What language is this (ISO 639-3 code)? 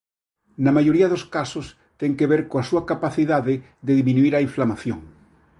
glg